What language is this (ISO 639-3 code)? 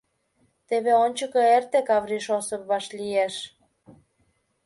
chm